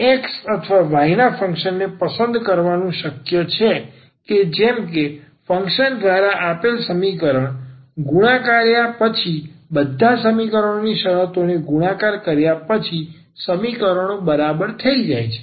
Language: Gujarati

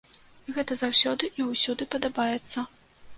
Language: Belarusian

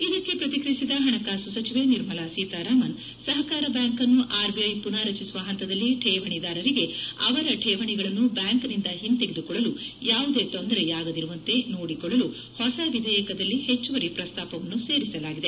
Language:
Kannada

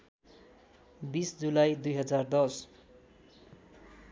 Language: Nepali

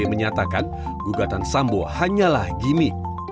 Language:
Indonesian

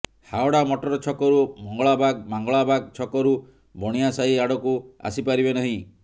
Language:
Odia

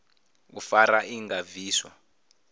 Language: Venda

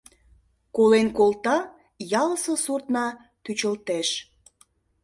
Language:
Mari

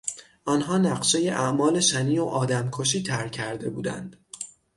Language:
Persian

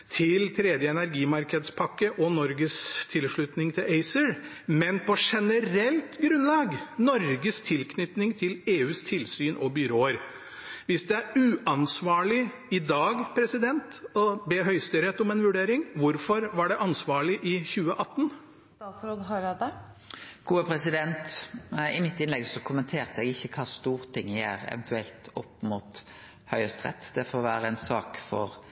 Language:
Norwegian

